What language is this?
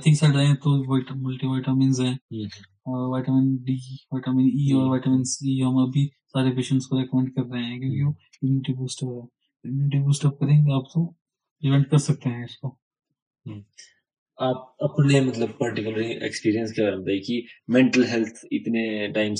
Hindi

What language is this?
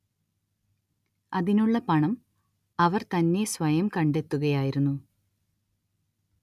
Malayalam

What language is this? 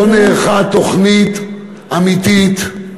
Hebrew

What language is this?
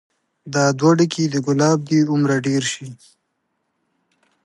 Pashto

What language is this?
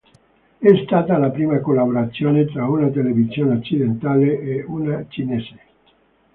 Italian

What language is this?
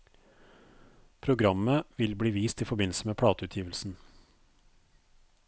Norwegian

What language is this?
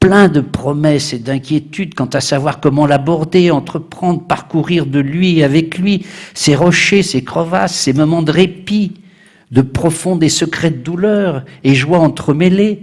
French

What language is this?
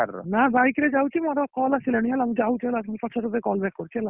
Odia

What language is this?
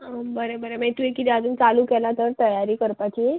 Konkani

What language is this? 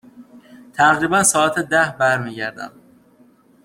Persian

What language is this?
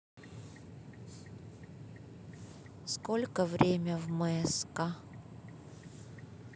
Russian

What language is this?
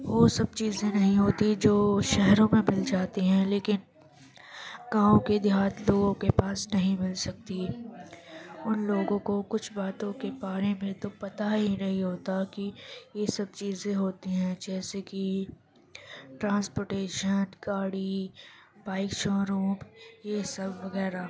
Urdu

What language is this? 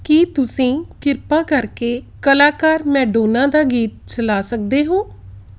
Punjabi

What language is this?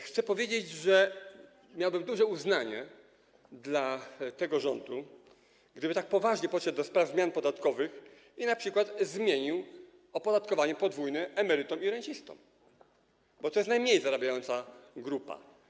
Polish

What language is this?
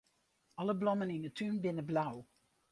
Western Frisian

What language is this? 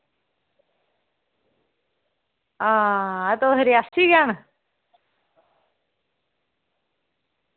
Dogri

